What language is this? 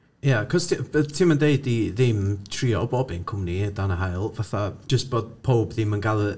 Welsh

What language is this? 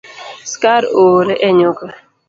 Luo (Kenya and Tanzania)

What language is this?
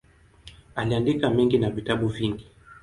Swahili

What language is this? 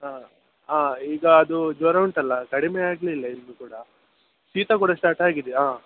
Kannada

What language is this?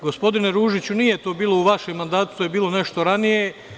Serbian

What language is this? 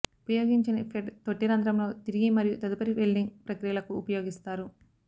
Telugu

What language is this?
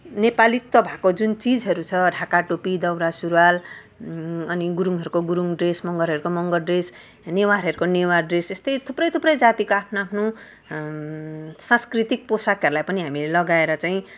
Nepali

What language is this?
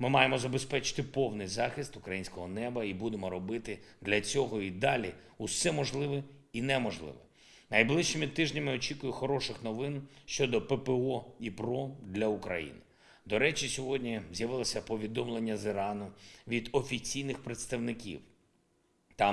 Ukrainian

